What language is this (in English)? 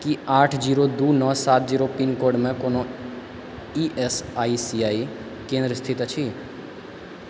Maithili